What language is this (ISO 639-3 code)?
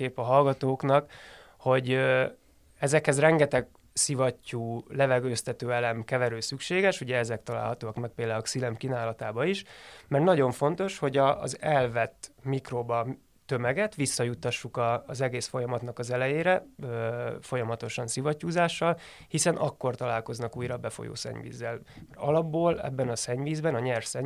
hun